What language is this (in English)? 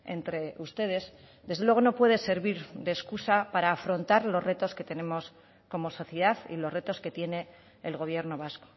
Spanish